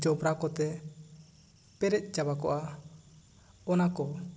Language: Santali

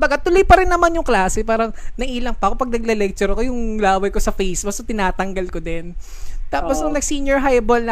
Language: Filipino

